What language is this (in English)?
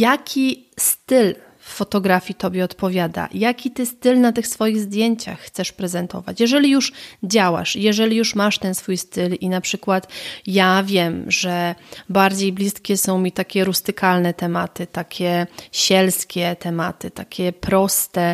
Polish